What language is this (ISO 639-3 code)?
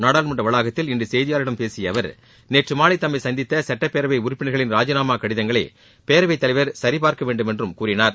tam